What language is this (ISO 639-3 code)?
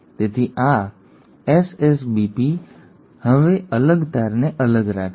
guj